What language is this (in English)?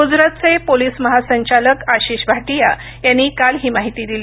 Marathi